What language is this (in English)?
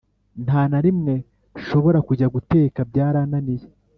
Kinyarwanda